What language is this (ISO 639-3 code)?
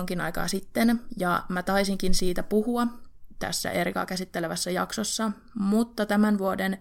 fin